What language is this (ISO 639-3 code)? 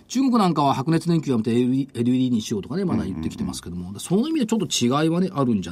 jpn